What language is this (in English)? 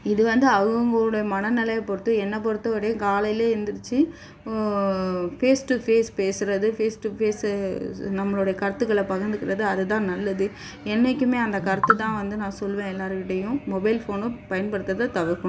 Tamil